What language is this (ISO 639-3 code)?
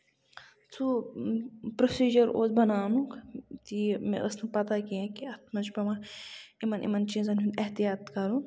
kas